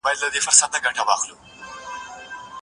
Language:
Pashto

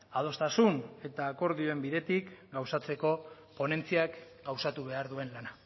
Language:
Basque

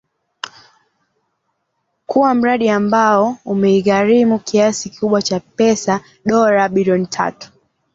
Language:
Swahili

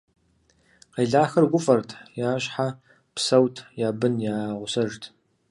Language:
Kabardian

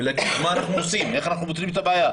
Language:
Hebrew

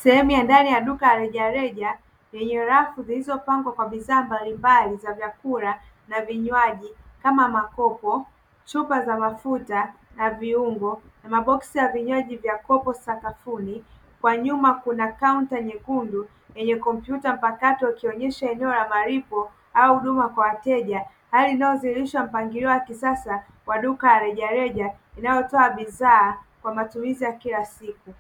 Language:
Swahili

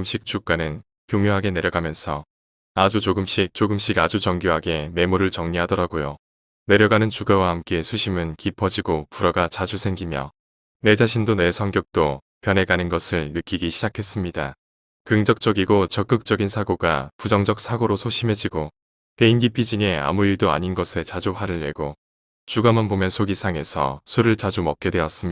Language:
Korean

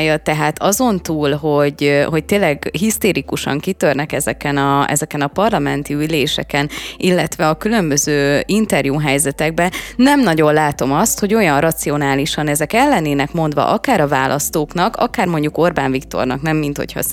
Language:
Hungarian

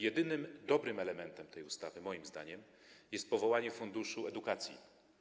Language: Polish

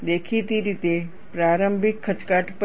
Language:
Gujarati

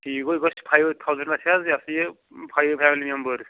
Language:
Kashmiri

